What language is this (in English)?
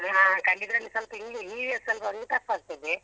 Kannada